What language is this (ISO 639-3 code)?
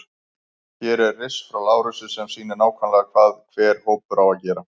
isl